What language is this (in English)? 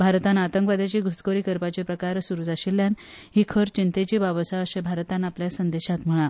Konkani